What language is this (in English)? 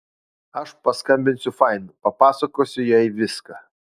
Lithuanian